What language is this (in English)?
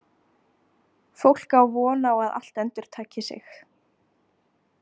Icelandic